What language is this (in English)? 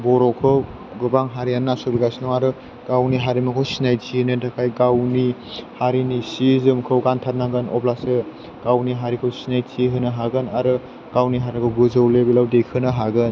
Bodo